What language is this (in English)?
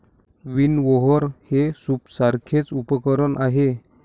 Marathi